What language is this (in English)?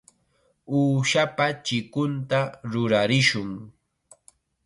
Chiquián Ancash Quechua